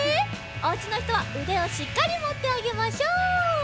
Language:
Japanese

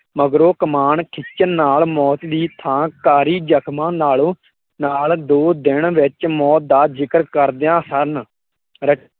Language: Punjabi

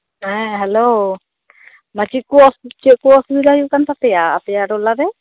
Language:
Santali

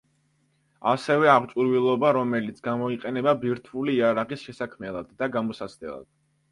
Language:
Georgian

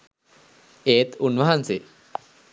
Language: Sinhala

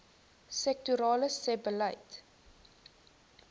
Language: Afrikaans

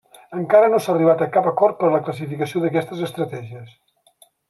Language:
Catalan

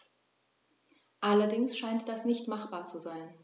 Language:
German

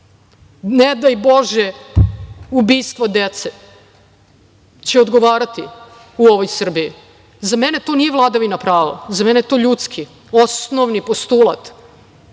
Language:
Serbian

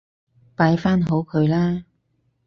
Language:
Cantonese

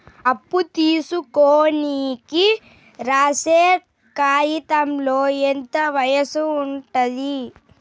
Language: Telugu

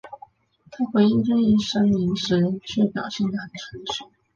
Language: Chinese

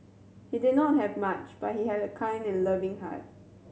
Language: English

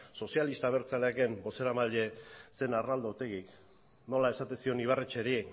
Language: Basque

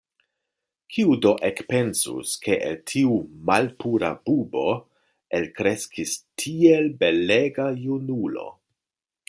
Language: Esperanto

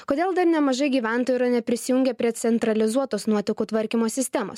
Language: Lithuanian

